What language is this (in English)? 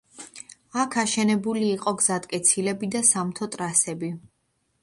Georgian